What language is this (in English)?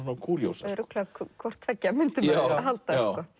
Icelandic